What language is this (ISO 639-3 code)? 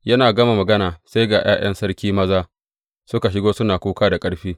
hau